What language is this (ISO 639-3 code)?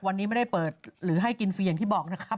tha